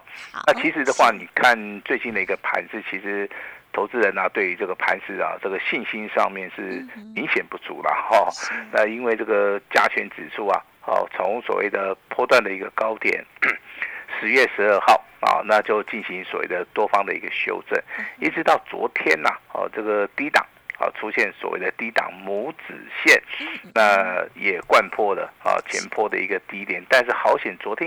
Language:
Chinese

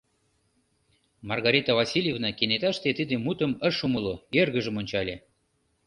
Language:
Mari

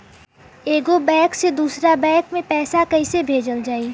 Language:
Bhojpuri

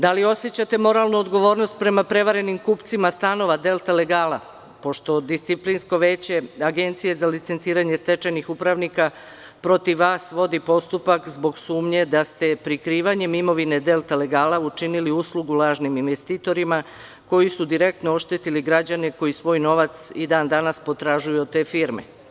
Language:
Serbian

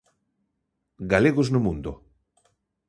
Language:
Galician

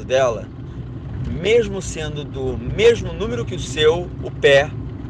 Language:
Portuguese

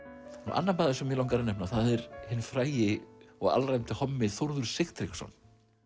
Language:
Icelandic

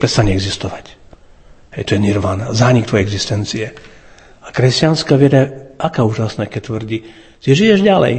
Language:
Slovak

